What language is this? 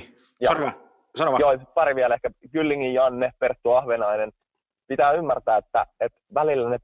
Finnish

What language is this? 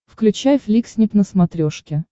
Russian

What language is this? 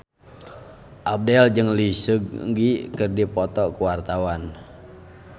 Sundanese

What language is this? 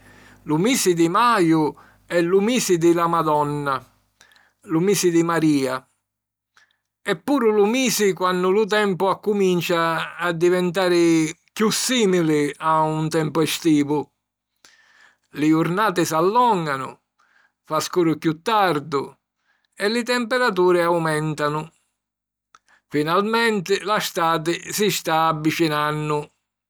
Sicilian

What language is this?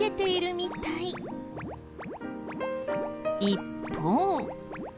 Japanese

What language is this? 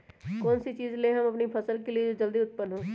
Magahi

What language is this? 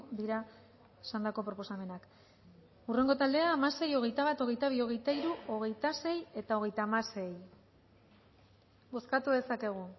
Basque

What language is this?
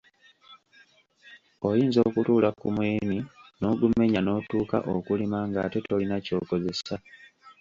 Ganda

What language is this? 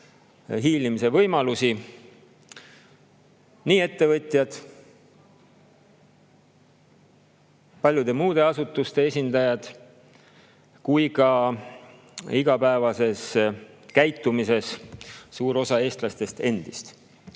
Estonian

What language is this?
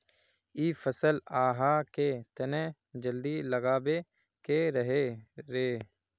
Magahi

